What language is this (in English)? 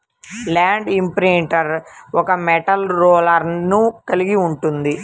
Telugu